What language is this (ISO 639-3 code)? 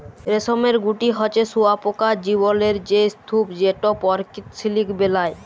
ben